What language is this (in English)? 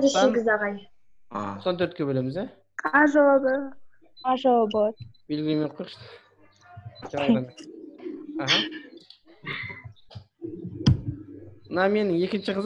Turkish